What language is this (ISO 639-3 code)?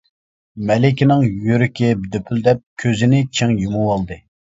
uig